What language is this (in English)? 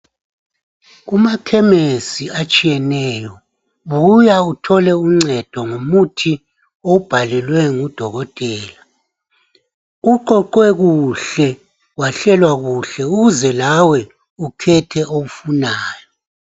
North Ndebele